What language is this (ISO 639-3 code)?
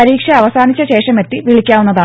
mal